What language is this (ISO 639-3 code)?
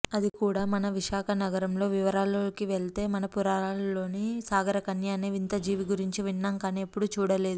tel